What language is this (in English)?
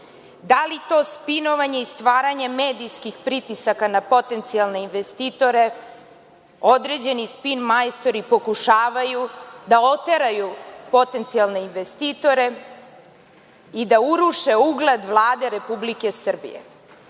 Serbian